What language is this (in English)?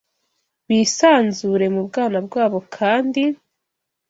Kinyarwanda